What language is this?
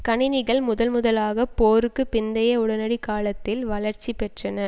Tamil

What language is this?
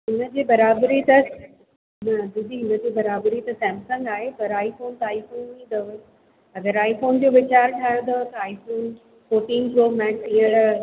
Sindhi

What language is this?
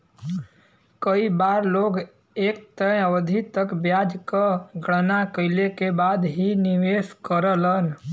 Bhojpuri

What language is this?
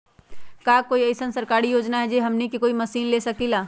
Magahi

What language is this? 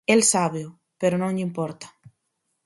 Galician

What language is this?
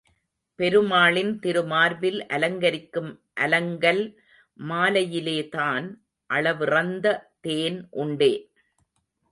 Tamil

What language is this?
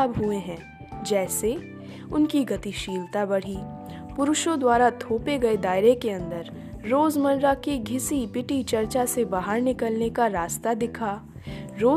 Hindi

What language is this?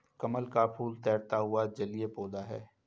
Hindi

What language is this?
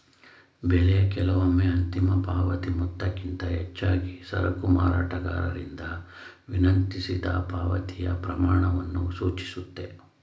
Kannada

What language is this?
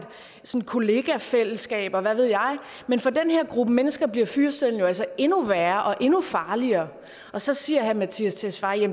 Danish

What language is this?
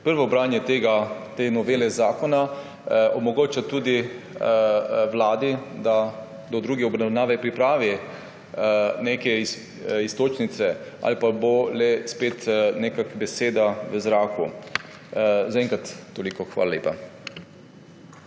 Slovenian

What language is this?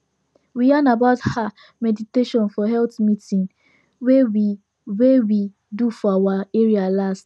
Nigerian Pidgin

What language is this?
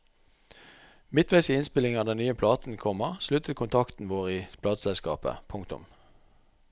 Norwegian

